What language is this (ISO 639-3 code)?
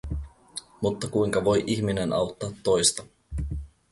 fin